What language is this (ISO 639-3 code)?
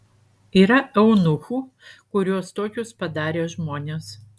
lit